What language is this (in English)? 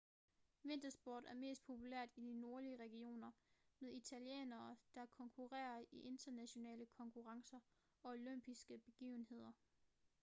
Danish